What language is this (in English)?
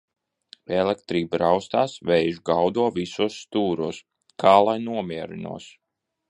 Latvian